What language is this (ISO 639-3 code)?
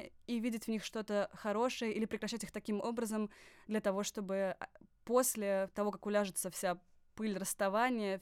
rus